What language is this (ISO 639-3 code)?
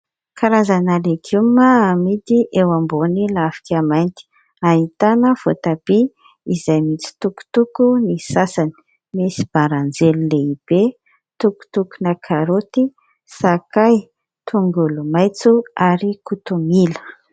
mlg